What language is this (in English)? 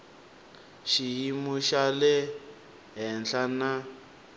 Tsonga